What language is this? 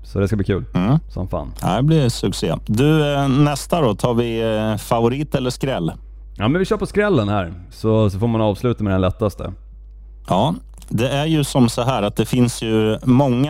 Swedish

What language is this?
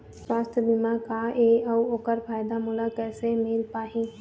Chhattisgarhi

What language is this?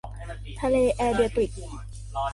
Thai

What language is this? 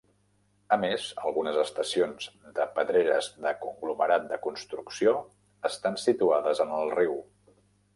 Catalan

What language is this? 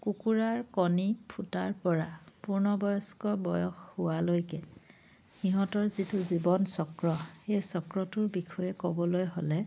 Assamese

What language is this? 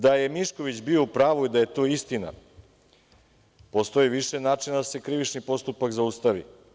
Serbian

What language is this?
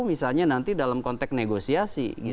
Indonesian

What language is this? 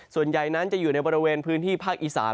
Thai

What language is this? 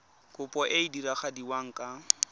Tswana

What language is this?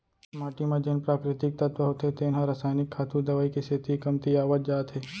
Chhattisgarhi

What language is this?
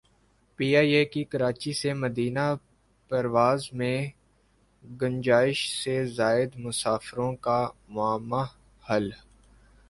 Urdu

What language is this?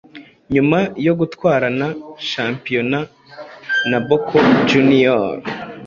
Kinyarwanda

